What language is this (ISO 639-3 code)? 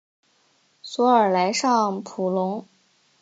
zho